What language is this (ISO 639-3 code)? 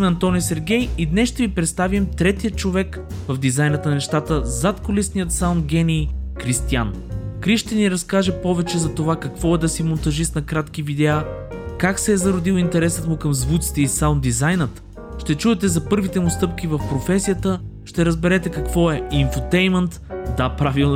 bul